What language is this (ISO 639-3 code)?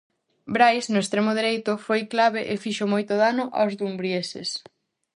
glg